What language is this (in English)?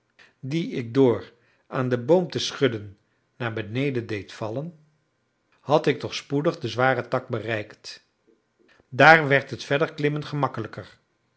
Dutch